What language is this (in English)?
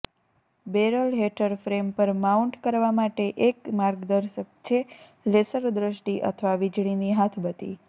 Gujarati